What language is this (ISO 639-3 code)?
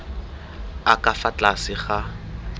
tsn